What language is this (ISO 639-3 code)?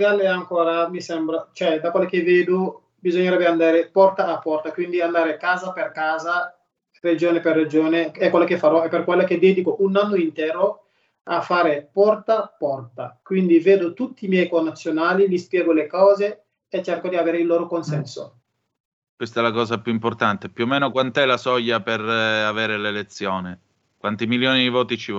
ita